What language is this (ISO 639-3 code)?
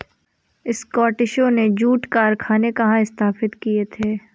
hin